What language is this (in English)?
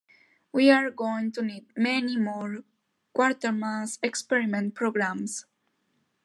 English